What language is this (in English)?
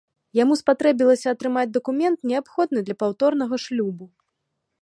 Belarusian